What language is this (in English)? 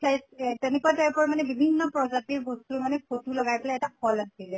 Assamese